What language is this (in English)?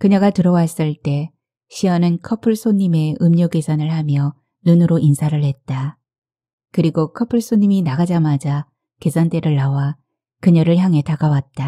Korean